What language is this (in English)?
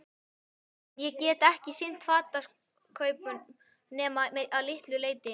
Icelandic